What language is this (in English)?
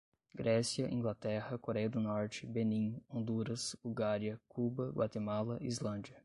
Portuguese